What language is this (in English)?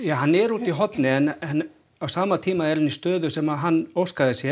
Icelandic